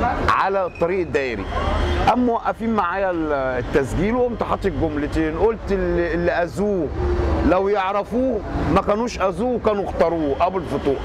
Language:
Arabic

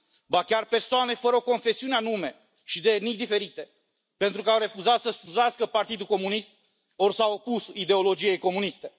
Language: Romanian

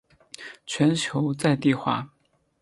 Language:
Chinese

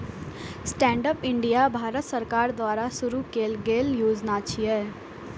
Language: Maithili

